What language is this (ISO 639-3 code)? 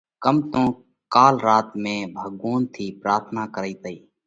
kvx